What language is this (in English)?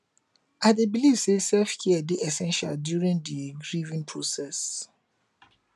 Nigerian Pidgin